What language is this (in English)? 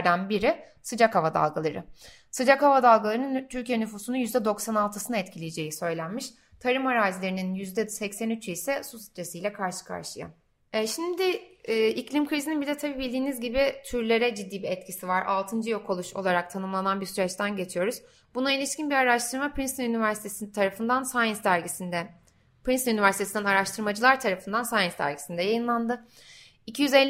Turkish